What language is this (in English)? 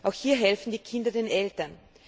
German